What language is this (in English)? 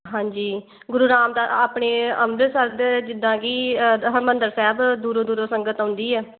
Punjabi